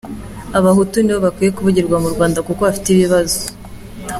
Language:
Kinyarwanda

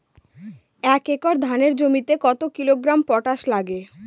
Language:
Bangla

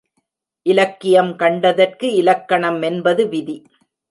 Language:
Tamil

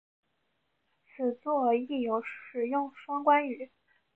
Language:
Chinese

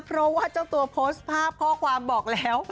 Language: Thai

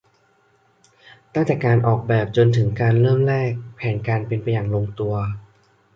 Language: Thai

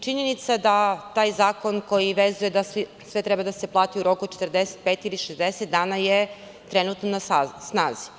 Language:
Serbian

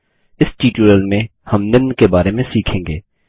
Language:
Hindi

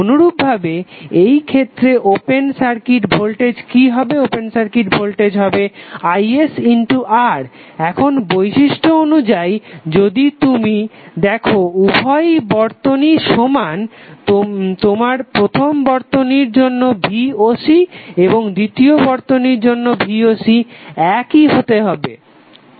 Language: Bangla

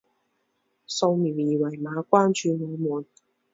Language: Chinese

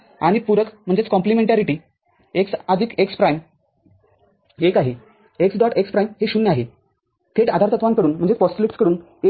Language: Marathi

